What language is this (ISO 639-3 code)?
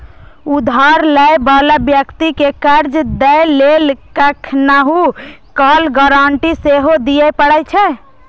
mai